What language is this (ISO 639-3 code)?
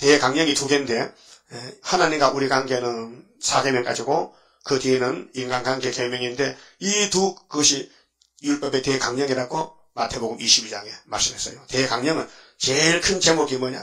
kor